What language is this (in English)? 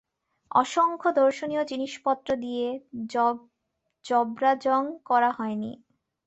Bangla